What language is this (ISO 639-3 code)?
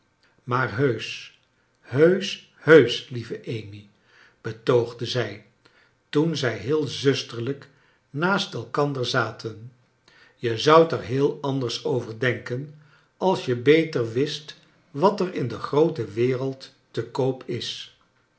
nld